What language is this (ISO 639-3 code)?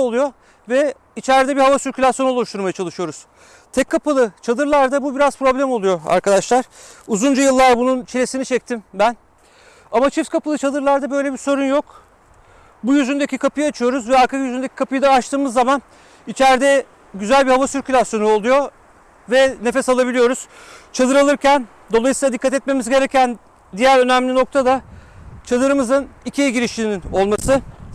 tur